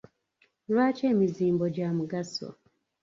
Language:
Ganda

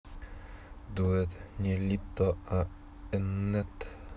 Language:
Russian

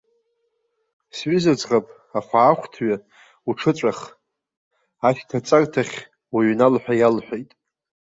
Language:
Abkhazian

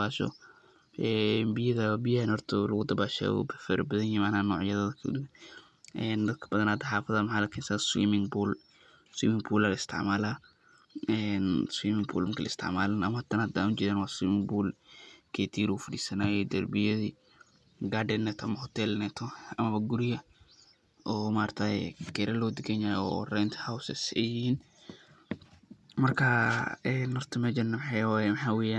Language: Somali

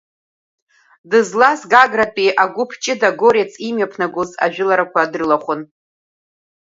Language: Abkhazian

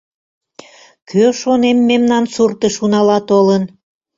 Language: Mari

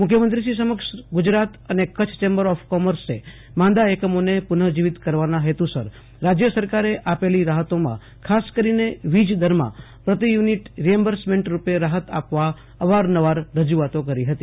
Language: Gujarati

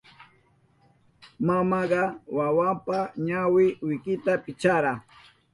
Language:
Southern Pastaza Quechua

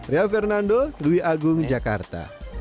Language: Indonesian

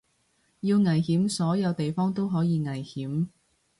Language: Cantonese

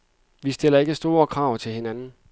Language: Danish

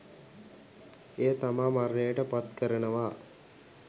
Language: Sinhala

